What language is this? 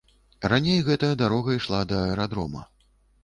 Belarusian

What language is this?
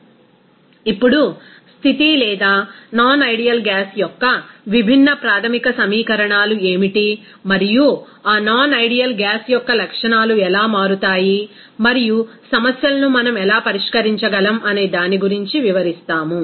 Telugu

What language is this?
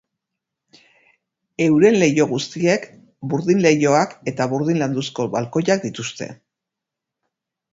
Basque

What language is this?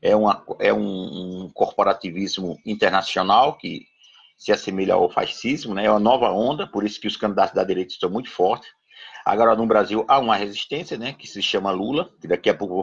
Portuguese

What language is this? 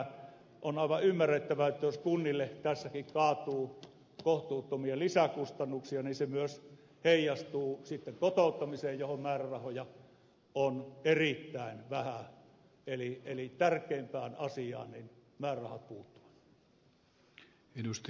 Finnish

